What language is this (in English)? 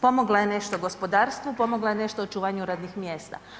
Croatian